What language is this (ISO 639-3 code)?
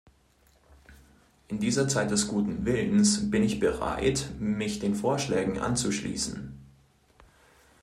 deu